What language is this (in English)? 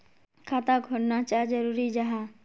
Magahi